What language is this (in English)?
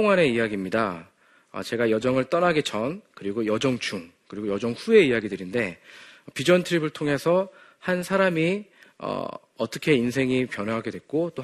Korean